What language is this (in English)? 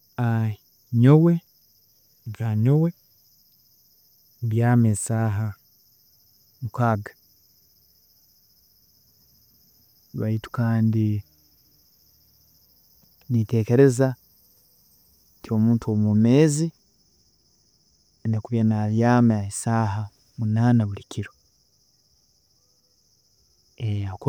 Tooro